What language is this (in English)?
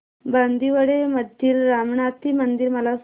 Marathi